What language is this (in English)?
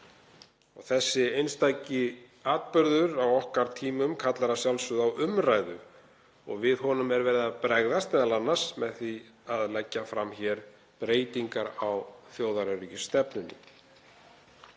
Icelandic